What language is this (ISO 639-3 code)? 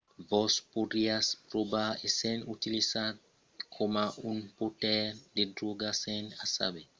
oci